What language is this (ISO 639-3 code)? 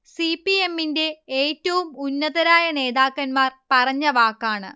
mal